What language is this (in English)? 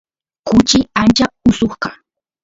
Santiago del Estero Quichua